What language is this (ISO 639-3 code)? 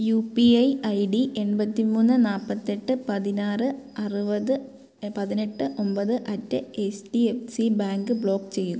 mal